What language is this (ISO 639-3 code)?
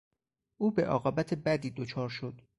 fas